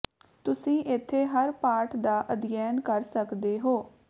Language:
Punjabi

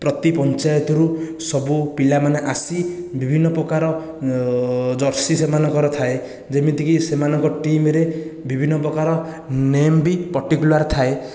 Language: Odia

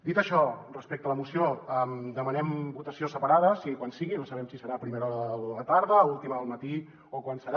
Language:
Catalan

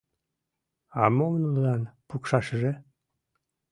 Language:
Mari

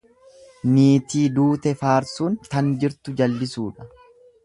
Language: Oromo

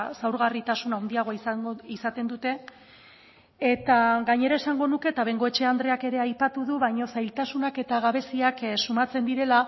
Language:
Basque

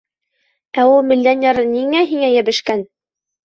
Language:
Bashkir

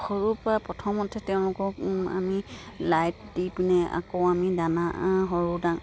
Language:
Assamese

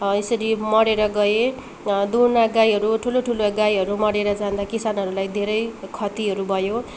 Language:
Nepali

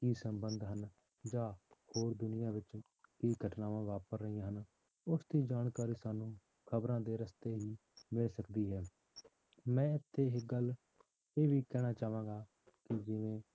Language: Punjabi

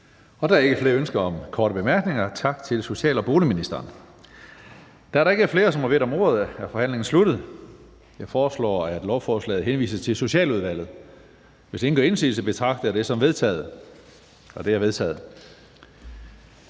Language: Danish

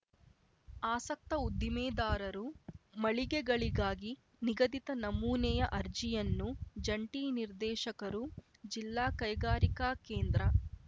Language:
Kannada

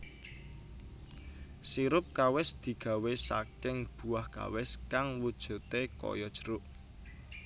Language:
Javanese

